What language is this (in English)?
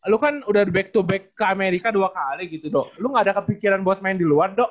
Indonesian